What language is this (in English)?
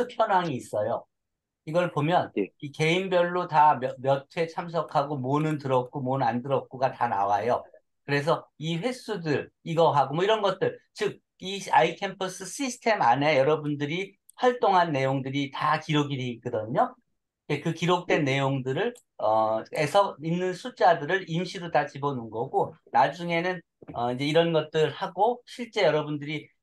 Korean